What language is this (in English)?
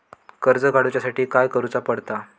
Marathi